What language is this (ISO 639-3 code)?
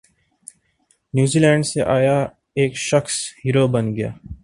urd